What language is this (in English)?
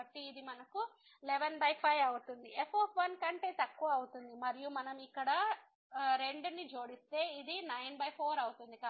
Telugu